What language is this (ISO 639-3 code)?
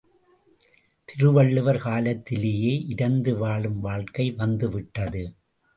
tam